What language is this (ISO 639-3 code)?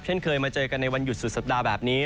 tha